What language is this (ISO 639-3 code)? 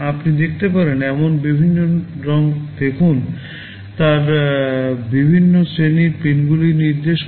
ben